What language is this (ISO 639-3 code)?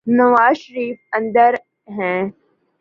urd